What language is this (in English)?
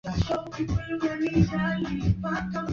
Swahili